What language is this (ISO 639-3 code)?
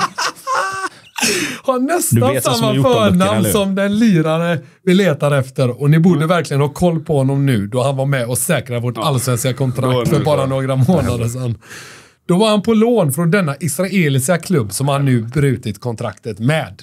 swe